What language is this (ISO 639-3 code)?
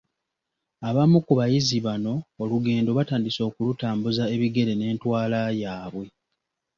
lug